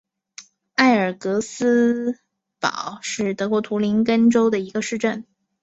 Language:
Chinese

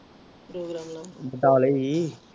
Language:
Punjabi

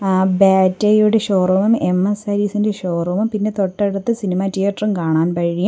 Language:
Malayalam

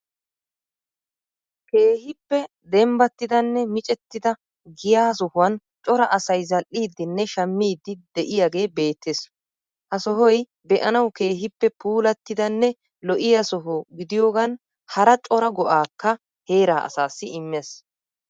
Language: Wolaytta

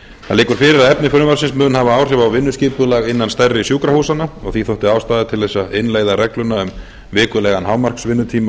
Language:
Icelandic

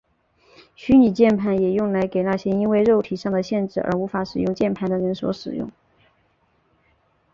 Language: Chinese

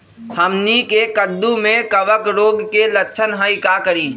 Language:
Magahi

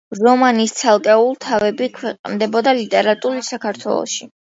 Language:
Georgian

